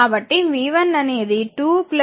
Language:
Telugu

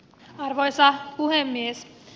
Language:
Finnish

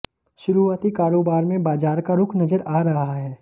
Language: Hindi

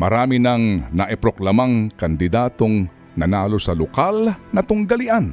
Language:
Filipino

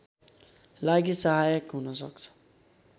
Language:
Nepali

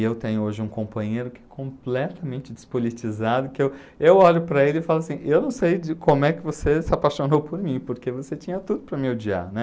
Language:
Portuguese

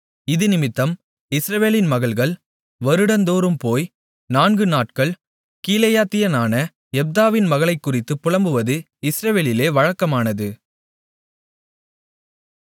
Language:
Tamil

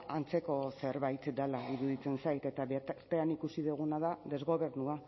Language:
Basque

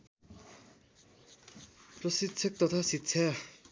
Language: Nepali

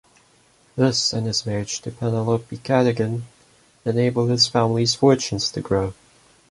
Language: English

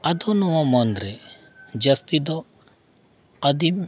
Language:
Santali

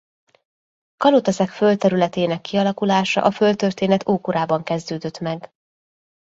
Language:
Hungarian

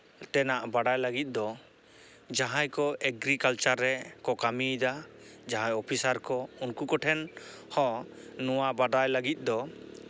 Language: Santali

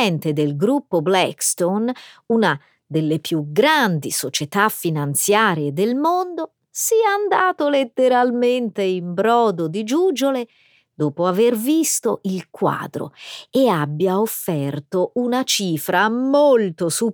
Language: Italian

